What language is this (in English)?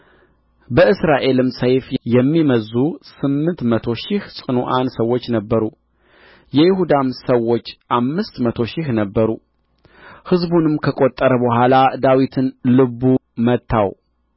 Amharic